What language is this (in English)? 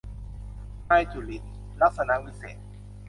Thai